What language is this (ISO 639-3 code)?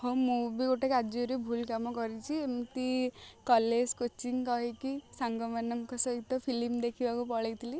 ori